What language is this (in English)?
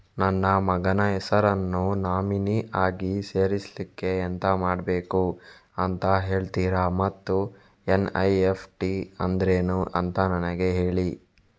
Kannada